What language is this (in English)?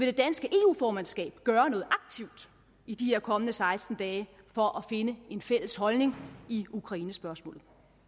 Danish